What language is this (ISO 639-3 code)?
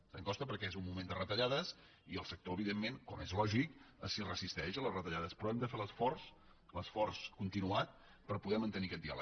cat